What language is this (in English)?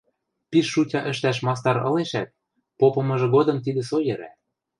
Western Mari